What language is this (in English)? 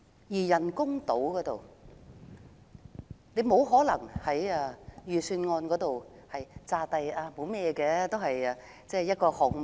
Cantonese